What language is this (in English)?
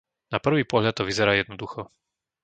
Slovak